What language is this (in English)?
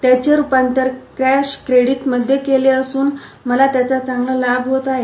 Marathi